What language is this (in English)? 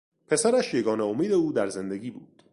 Persian